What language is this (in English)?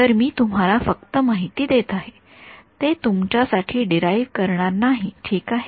Marathi